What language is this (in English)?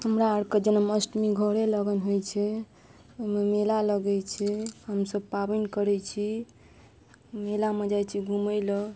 Maithili